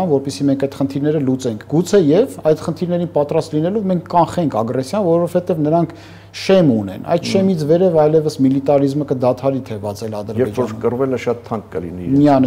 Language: Romanian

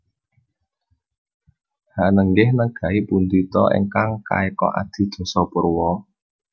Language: Javanese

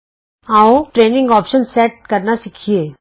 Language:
Punjabi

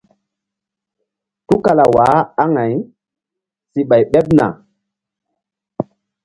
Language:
Mbum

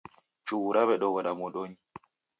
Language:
Taita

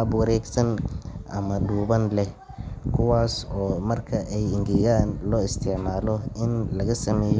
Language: Somali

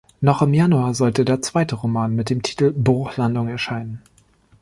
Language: German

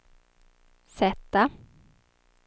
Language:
Swedish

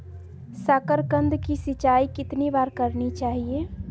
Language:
Magahi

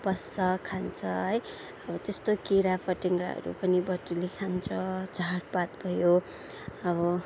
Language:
Nepali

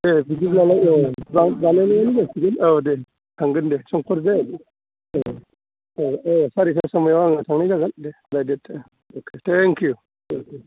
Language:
Bodo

